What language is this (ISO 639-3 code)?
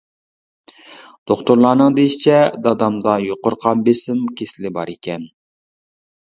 uig